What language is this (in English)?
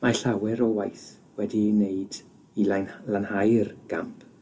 Welsh